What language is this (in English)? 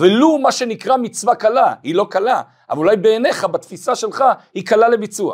Hebrew